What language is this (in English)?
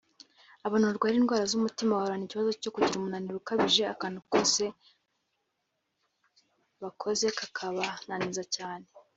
Kinyarwanda